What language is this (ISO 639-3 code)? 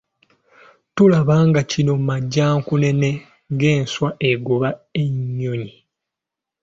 lug